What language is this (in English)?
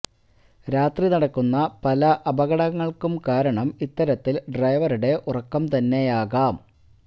Malayalam